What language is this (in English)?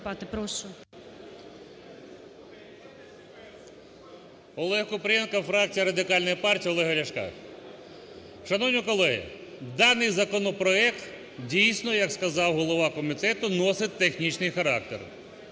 Ukrainian